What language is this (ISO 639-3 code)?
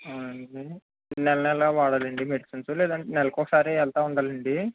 tel